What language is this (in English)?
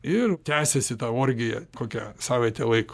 Lithuanian